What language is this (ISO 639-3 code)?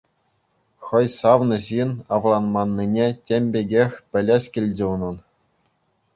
chv